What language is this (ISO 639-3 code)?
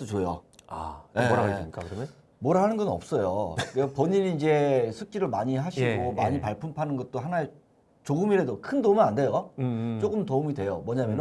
kor